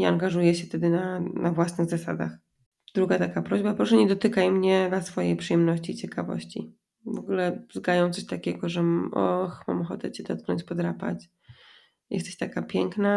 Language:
Polish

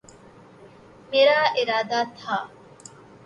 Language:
Urdu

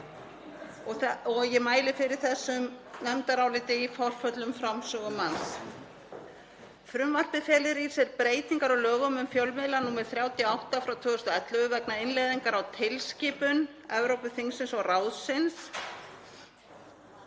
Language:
Icelandic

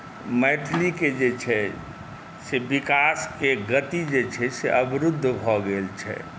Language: Maithili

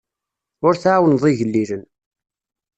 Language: Kabyle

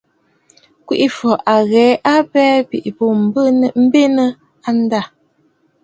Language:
Bafut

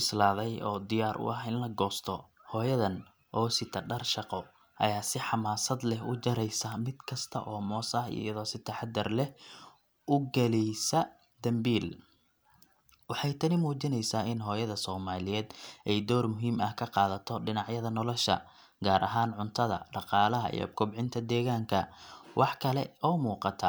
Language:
Somali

